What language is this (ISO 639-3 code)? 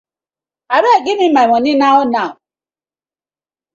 pcm